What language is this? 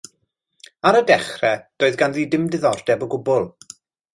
Welsh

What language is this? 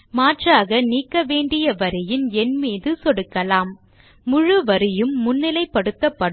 Tamil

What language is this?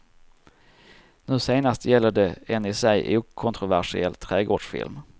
Swedish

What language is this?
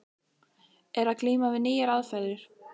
Icelandic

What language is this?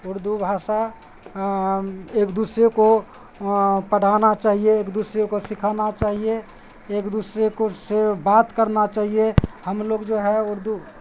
Urdu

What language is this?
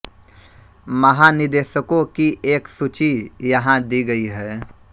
Hindi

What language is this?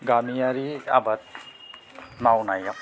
Bodo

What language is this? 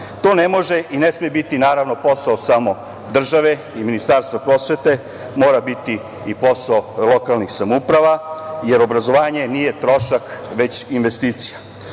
Serbian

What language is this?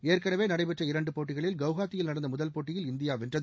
Tamil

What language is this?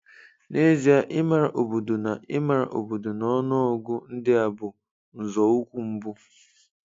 Igbo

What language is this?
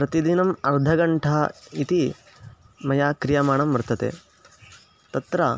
Sanskrit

